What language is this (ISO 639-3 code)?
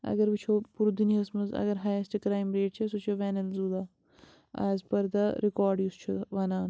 kas